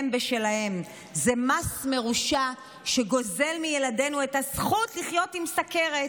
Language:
Hebrew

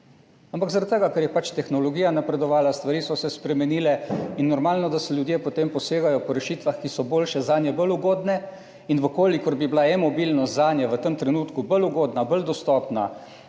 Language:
Slovenian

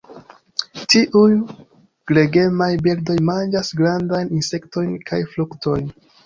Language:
Esperanto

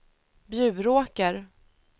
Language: Swedish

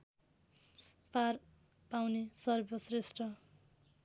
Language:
Nepali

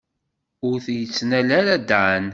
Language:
Kabyle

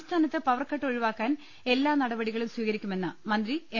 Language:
Malayalam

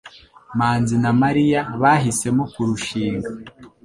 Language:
Kinyarwanda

